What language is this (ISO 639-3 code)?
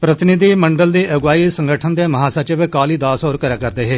doi